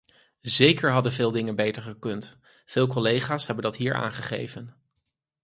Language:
Dutch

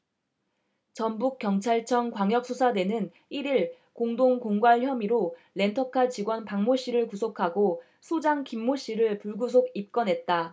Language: Korean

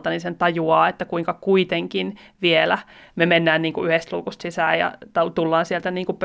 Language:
Finnish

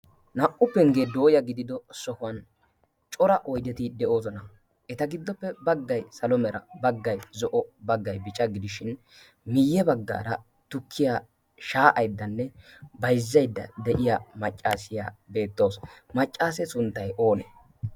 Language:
Wolaytta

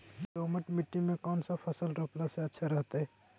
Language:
Magahi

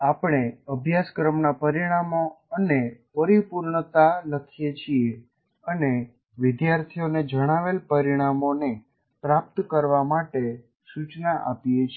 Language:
Gujarati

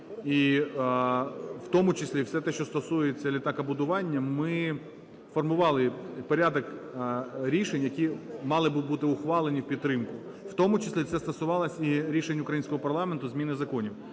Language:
Ukrainian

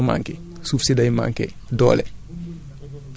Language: Wolof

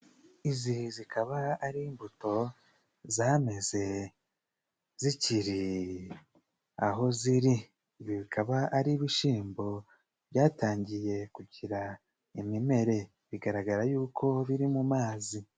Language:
Kinyarwanda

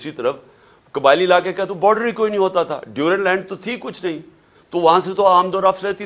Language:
Urdu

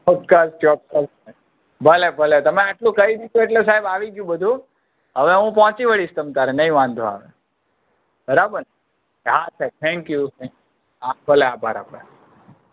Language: Gujarati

